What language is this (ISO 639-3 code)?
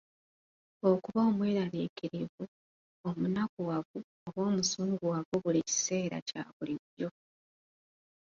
lug